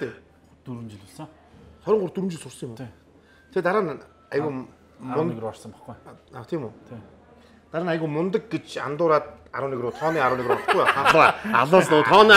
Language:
Korean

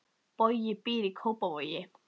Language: Icelandic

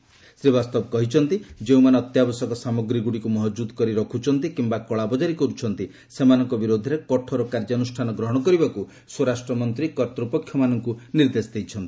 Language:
Odia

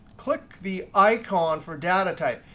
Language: English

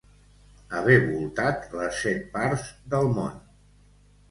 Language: Catalan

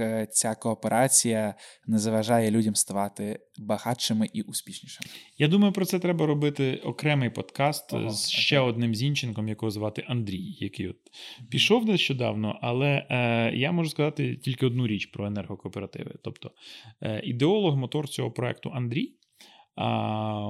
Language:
Ukrainian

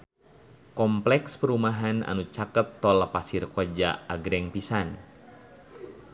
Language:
Sundanese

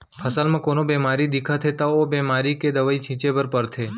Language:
Chhattisgarhi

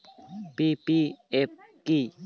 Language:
Bangla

